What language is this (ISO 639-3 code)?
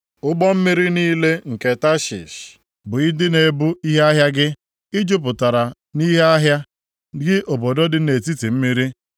ibo